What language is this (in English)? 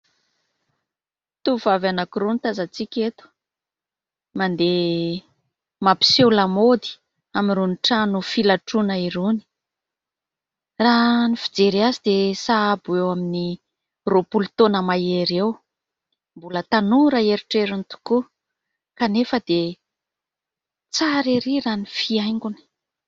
Malagasy